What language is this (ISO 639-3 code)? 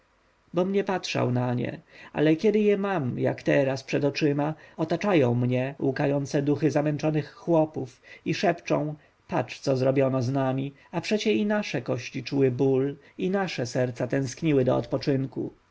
pol